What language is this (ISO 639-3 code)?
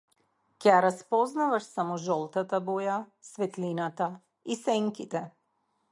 mkd